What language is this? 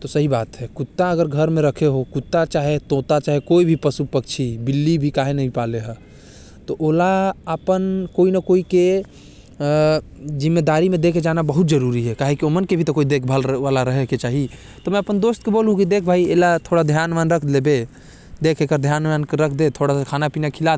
Korwa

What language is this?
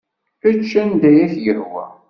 Kabyle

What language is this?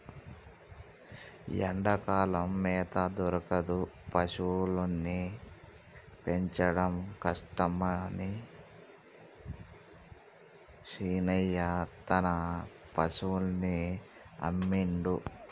Telugu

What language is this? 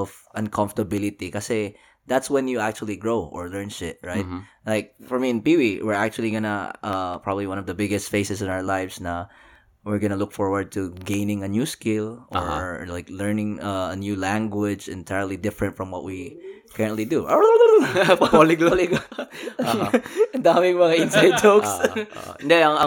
Filipino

